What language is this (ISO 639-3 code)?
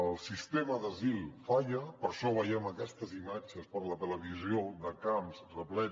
cat